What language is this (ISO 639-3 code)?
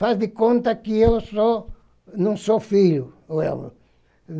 por